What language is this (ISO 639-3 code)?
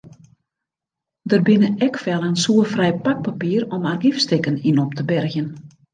fry